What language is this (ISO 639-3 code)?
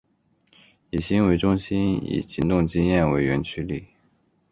zho